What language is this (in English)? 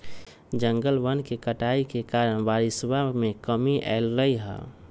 Magahi